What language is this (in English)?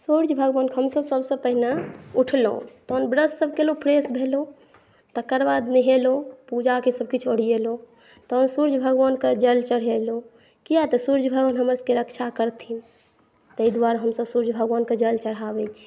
Maithili